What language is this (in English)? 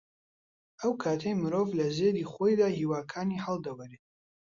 Central Kurdish